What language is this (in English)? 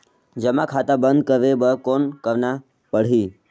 Chhattisgarhi